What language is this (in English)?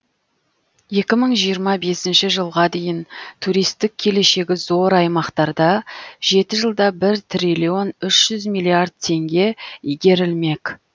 Kazakh